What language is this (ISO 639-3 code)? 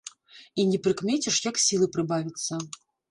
bel